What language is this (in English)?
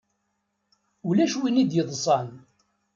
Kabyle